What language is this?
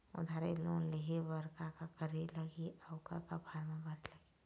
Chhattisgarhi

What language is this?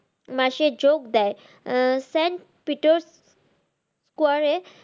Bangla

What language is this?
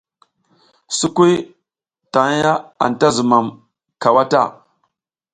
South Giziga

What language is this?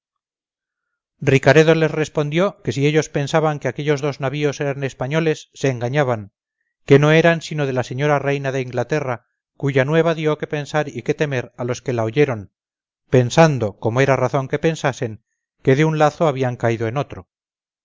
Spanish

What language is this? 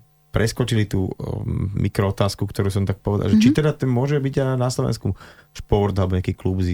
Slovak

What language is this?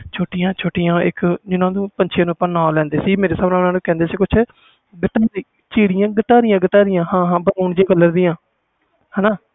Punjabi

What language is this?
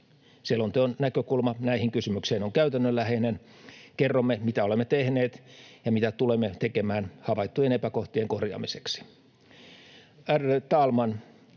Finnish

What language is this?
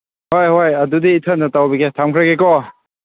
Manipuri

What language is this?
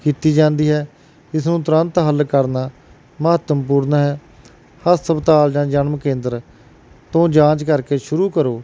Punjabi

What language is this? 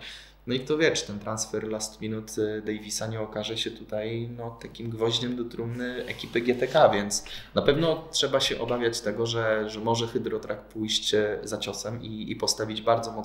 Polish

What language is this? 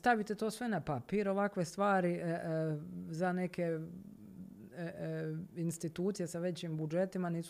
Croatian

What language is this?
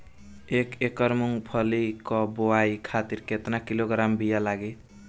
Bhojpuri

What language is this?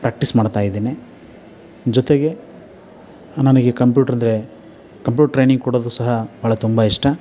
Kannada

